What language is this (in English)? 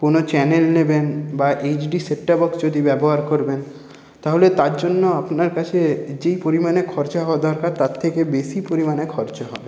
Bangla